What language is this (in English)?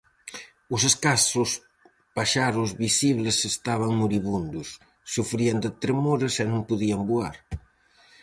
Galician